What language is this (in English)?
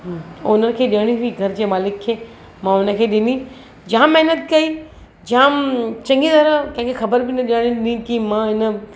Sindhi